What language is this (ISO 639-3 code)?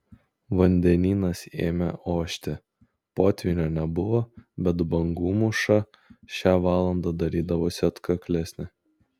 lit